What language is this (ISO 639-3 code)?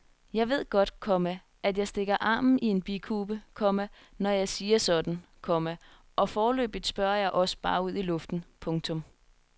dan